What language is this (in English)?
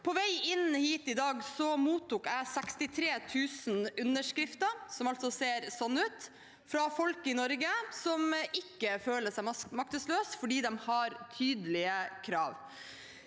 Norwegian